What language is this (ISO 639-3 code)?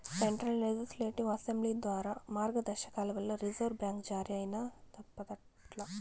tel